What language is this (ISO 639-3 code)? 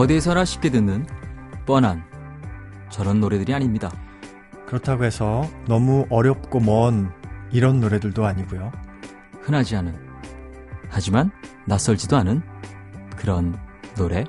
kor